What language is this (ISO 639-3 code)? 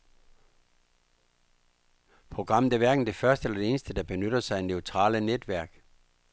dan